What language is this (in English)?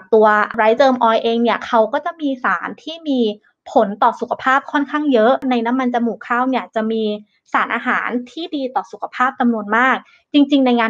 Thai